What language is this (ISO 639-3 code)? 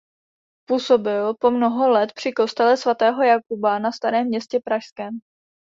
ces